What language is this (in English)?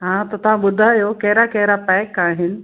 Sindhi